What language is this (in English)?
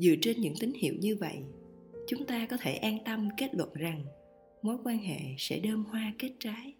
Vietnamese